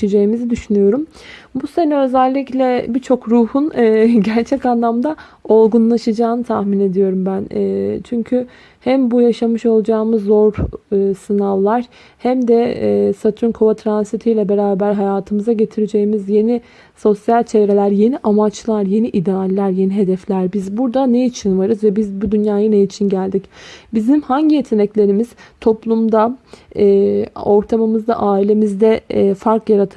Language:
Turkish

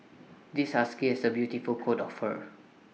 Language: English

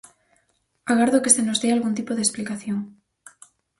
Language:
Galician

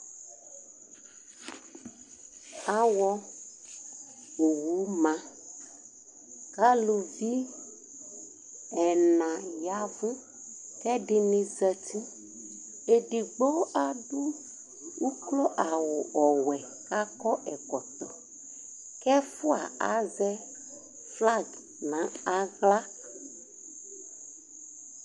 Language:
Ikposo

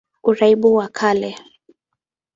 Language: Swahili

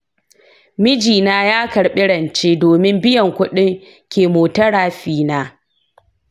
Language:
Hausa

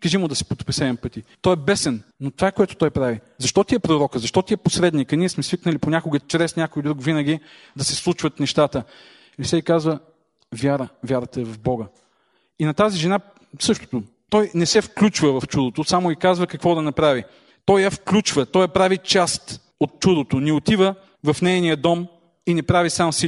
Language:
Bulgarian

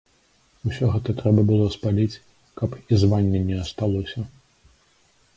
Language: Belarusian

